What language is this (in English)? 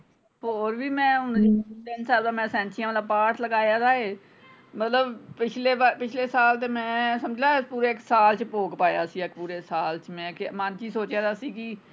Punjabi